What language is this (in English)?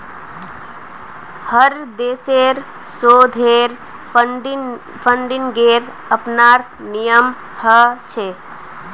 Magahi